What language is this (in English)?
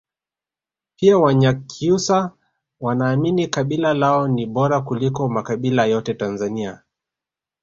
Swahili